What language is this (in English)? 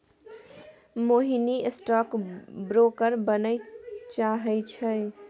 Maithili